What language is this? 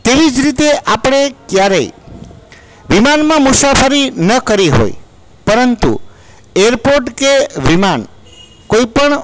Gujarati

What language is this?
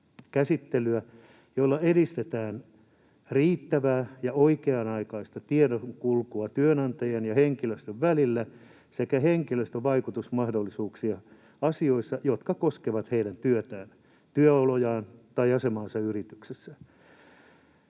Finnish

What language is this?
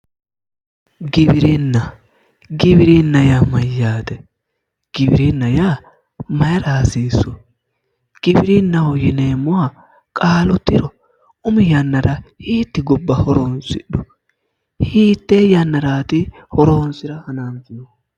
Sidamo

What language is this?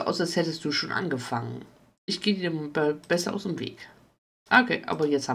German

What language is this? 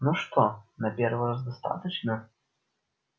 Russian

